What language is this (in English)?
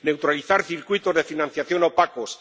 Spanish